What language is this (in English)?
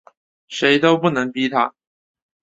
Chinese